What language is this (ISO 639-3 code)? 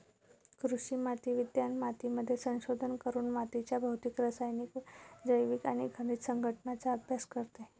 mar